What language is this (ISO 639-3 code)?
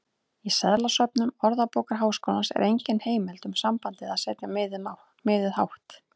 isl